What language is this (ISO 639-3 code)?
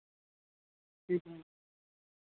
doi